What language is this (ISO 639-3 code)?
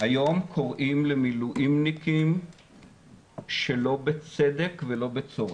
heb